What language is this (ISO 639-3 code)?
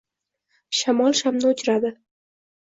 uzb